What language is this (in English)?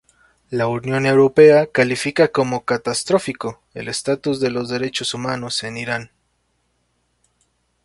Spanish